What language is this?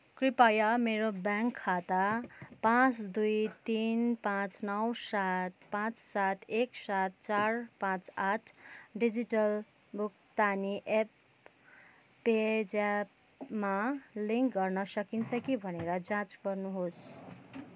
Nepali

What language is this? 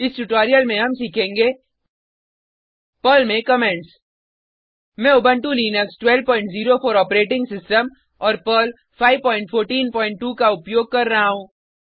Hindi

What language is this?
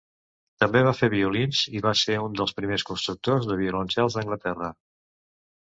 Catalan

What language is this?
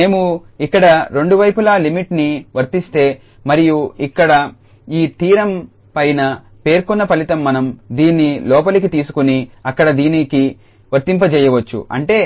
Telugu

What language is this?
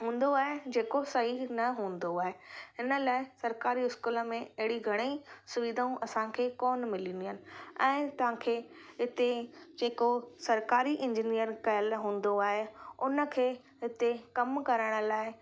Sindhi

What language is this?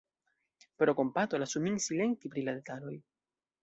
Esperanto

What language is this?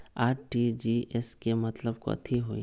Magahi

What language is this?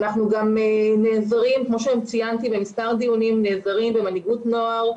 Hebrew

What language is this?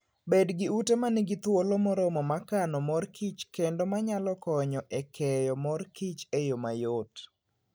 Luo (Kenya and Tanzania)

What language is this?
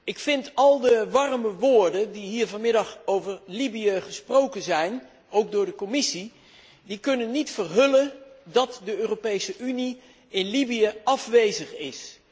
Dutch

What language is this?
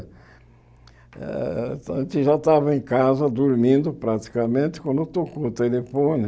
Portuguese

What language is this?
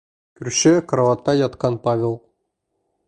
Bashkir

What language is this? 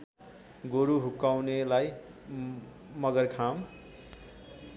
Nepali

